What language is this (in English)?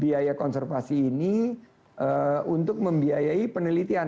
Indonesian